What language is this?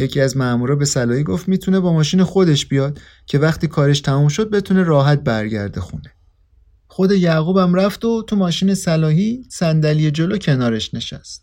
Persian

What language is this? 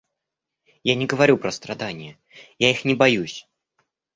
Russian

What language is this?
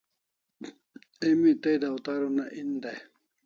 Kalasha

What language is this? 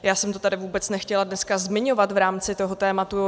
Czech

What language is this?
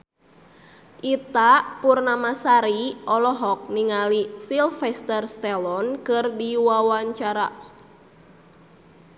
Sundanese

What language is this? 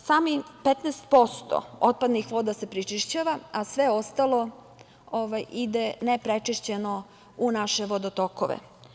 Serbian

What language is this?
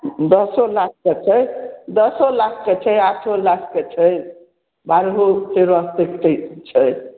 Maithili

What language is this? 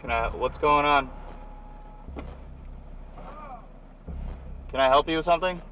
Italian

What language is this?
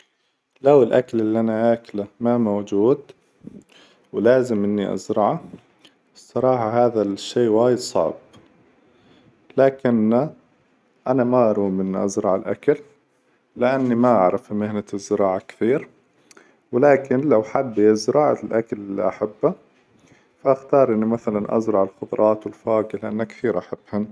Hijazi Arabic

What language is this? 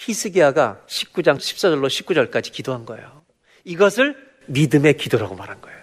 Korean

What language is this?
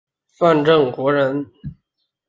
Chinese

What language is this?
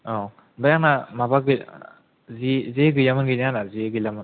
Bodo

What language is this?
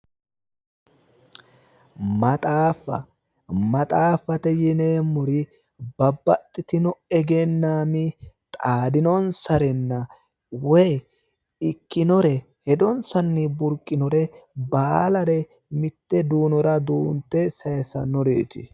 Sidamo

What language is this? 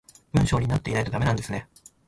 Japanese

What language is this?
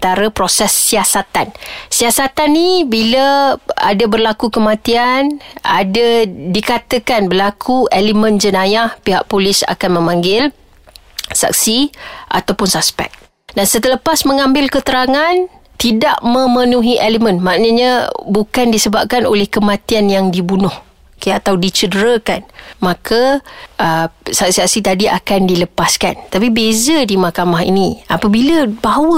Malay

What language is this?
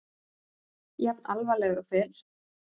Icelandic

